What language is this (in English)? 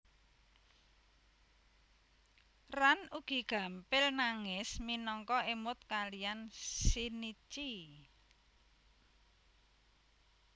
Javanese